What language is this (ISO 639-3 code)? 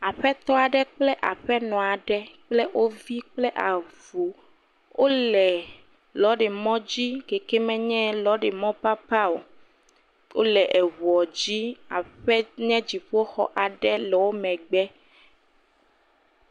ewe